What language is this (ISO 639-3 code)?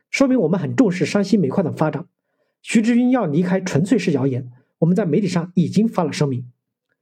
zho